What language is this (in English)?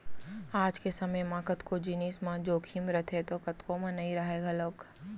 Chhattisgarhi